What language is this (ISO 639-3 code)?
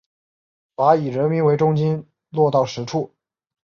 zho